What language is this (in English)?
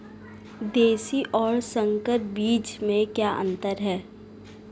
Hindi